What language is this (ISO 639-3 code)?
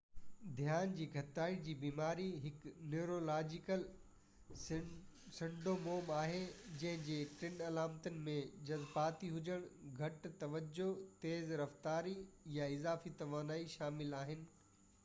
snd